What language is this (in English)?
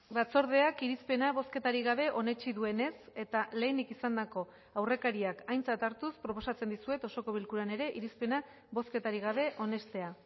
Basque